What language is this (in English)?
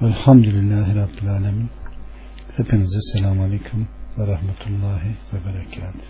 Turkish